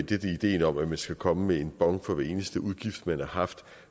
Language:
Danish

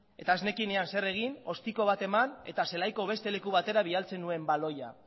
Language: Basque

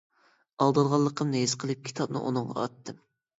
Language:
Uyghur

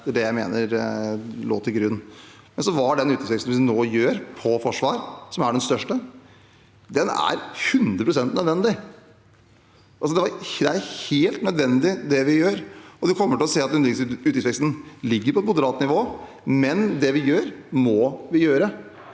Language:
Norwegian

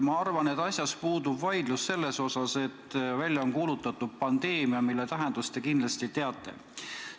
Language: Estonian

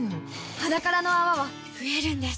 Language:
Japanese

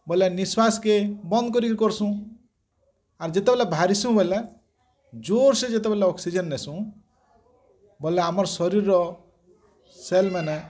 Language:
Odia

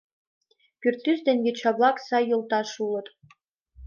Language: Mari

